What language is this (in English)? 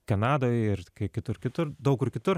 Lithuanian